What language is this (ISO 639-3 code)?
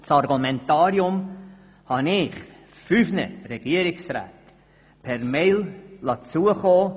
gsw